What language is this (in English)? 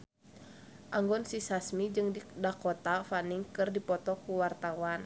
Sundanese